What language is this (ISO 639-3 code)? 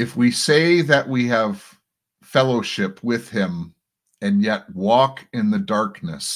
eng